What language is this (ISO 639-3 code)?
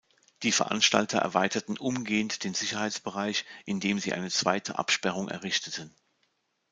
deu